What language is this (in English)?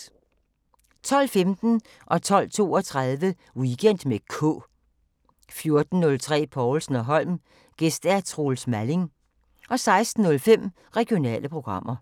Danish